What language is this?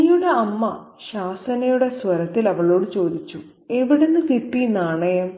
Malayalam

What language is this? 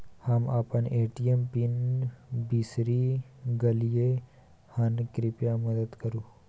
Maithili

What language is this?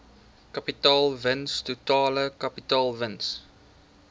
Afrikaans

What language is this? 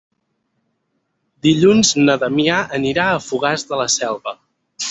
Catalan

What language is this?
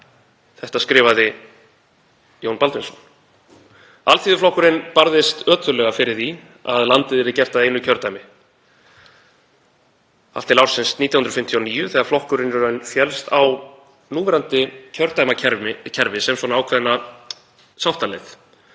Icelandic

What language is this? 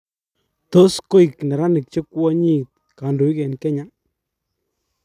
Kalenjin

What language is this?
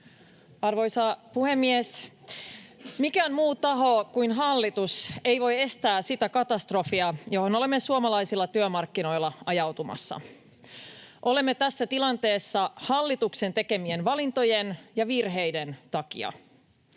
Finnish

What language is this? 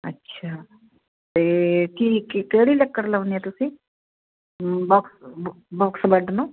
Punjabi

